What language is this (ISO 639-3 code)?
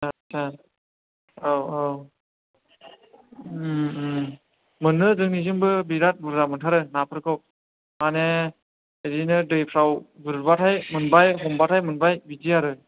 brx